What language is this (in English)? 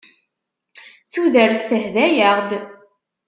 Kabyle